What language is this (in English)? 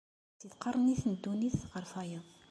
Kabyle